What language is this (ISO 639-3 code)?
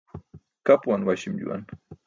bsk